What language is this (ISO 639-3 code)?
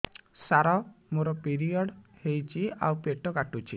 ori